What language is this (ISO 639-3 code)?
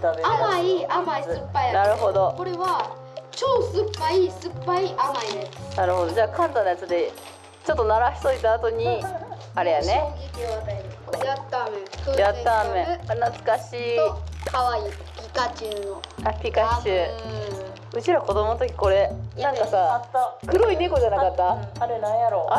jpn